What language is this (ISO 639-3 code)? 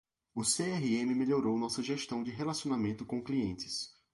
por